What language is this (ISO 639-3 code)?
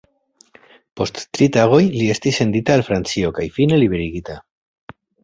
epo